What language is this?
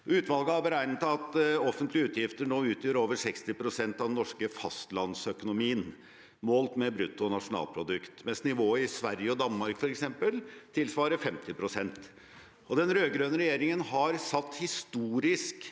Norwegian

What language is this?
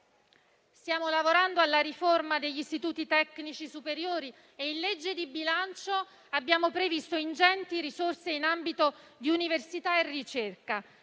Italian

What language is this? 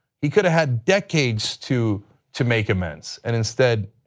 English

